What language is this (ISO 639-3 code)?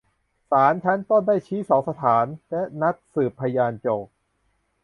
tha